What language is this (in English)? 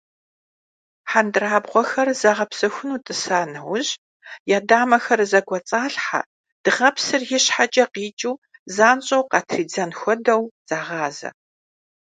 Kabardian